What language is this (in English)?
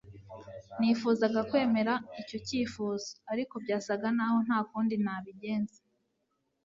Kinyarwanda